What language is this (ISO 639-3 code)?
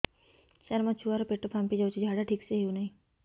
ori